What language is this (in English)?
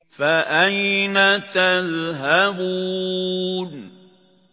Arabic